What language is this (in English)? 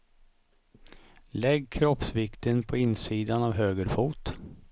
Swedish